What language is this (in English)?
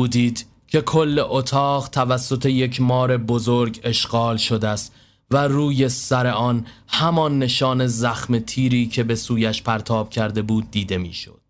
Persian